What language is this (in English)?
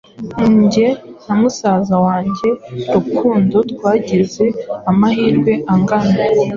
Kinyarwanda